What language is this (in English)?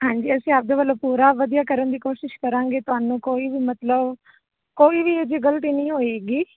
Punjabi